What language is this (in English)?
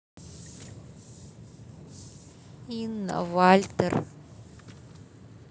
Russian